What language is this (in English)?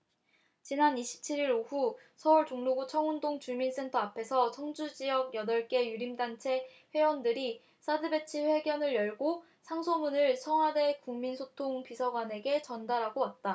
Korean